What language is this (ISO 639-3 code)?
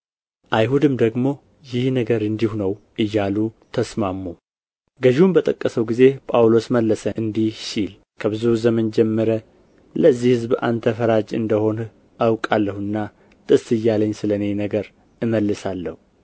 amh